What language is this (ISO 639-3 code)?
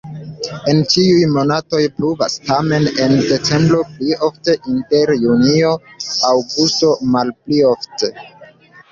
epo